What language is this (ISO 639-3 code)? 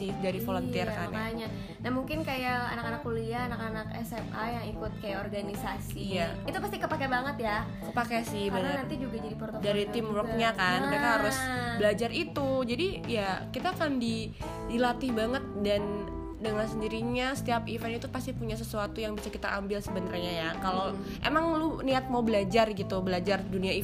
ind